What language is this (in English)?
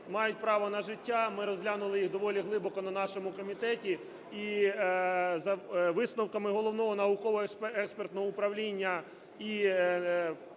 Ukrainian